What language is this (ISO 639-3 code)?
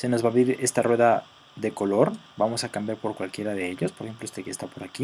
spa